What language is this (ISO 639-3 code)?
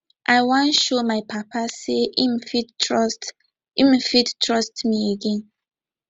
pcm